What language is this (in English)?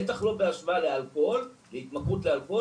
Hebrew